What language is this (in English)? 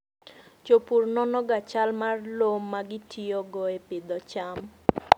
Luo (Kenya and Tanzania)